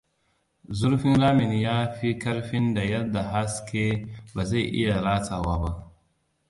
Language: Hausa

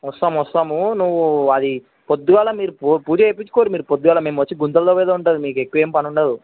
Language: Telugu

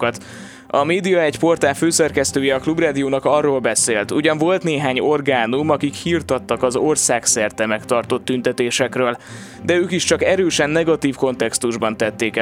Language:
Hungarian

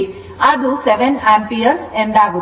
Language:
Kannada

